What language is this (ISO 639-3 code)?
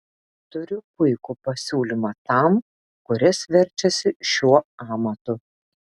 lit